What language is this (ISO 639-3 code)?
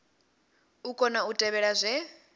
ven